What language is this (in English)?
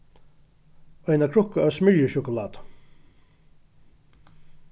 Faroese